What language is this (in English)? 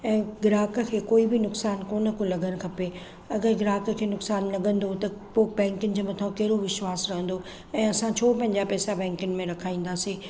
Sindhi